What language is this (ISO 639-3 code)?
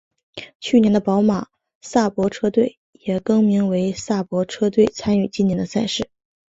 zho